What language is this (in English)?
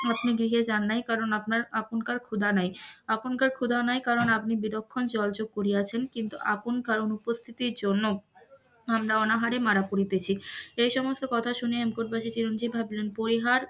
Bangla